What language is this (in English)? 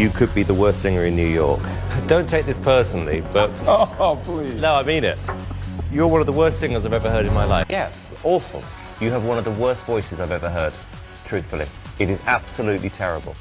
Hebrew